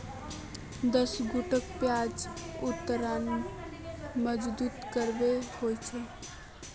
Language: Magahi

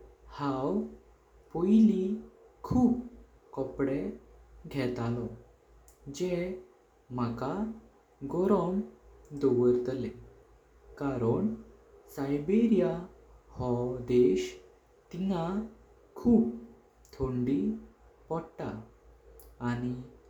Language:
Konkani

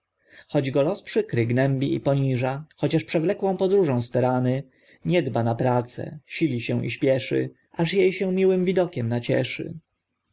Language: Polish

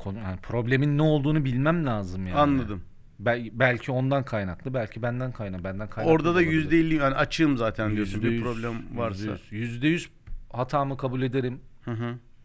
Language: Turkish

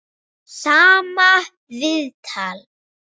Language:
Icelandic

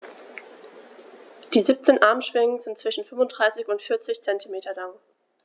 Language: German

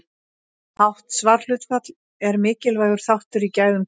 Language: Icelandic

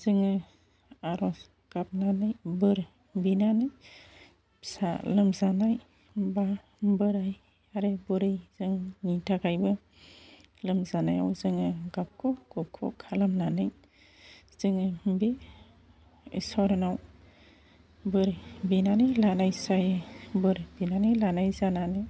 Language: Bodo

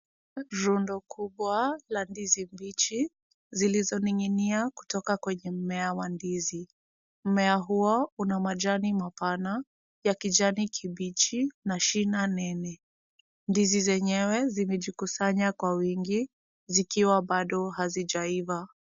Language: Swahili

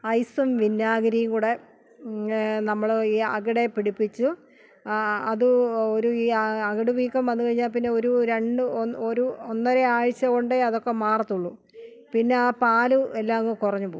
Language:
Malayalam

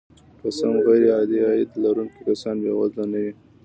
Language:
Pashto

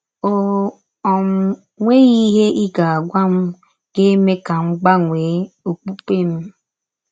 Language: Igbo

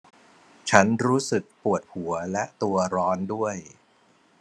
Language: Thai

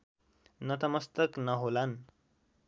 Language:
Nepali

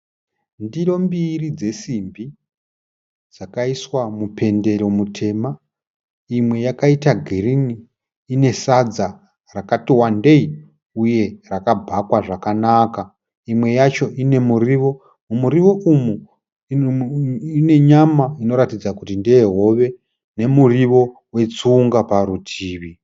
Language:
Shona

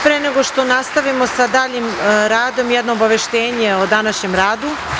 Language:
Serbian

